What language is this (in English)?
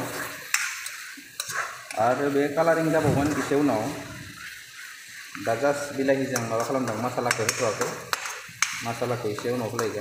Indonesian